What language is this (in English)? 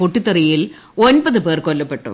Malayalam